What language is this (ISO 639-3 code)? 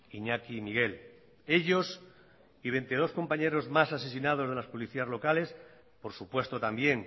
spa